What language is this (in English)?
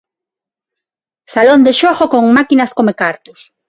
Galician